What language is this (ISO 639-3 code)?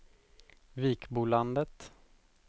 swe